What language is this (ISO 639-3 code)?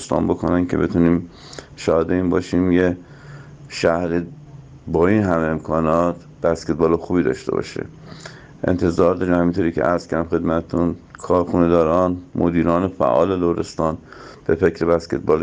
fas